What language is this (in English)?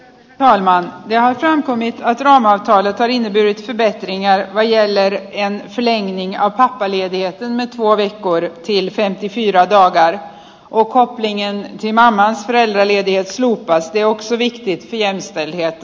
Finnish